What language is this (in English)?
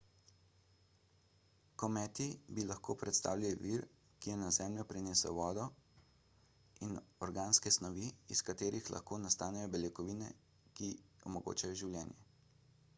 Slovenian